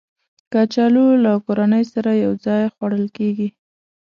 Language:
Pashto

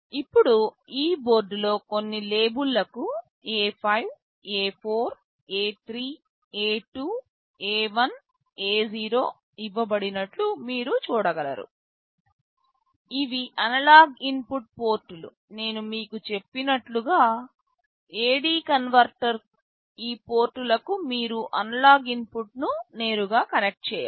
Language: Telugu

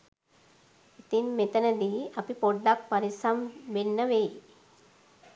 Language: Sinhala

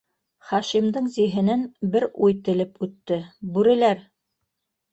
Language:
Bashkir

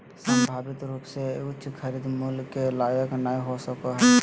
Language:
Magahi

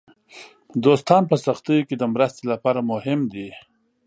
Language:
Pashto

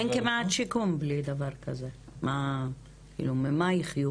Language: Hebrew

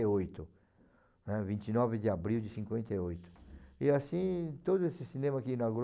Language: Portuguese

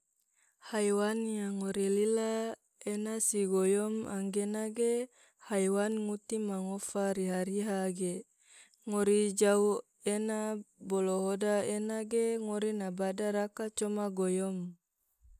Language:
Tidore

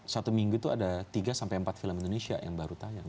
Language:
Indonesian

